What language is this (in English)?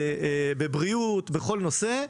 Hebrew